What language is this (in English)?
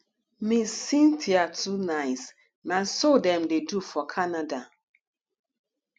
Nigerian Pidgin